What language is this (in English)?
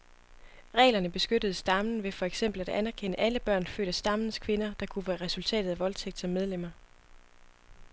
Danish